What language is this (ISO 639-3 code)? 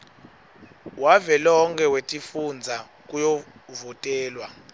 ssw